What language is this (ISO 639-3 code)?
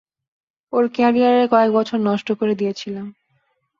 ben